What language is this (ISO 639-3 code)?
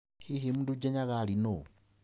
kik